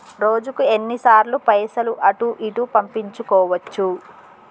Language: Telugu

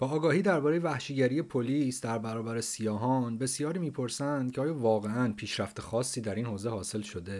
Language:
Persian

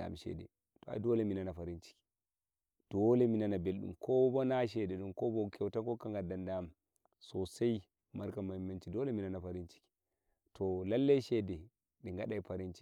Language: Nigerian Fulfulde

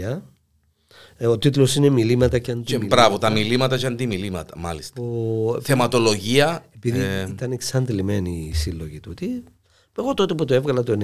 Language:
Greek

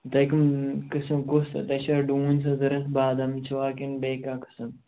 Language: Kashmiri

